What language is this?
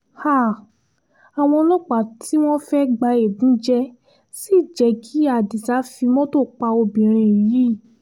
Yoruba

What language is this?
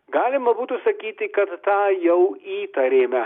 Lithuanian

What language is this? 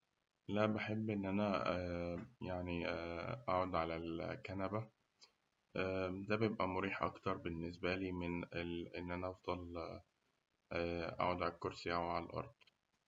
Egyptian Arabic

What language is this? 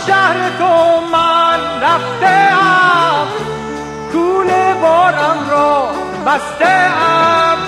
Persian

